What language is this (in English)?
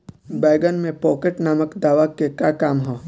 Bhojpuri